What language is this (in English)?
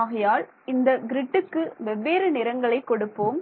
Tamil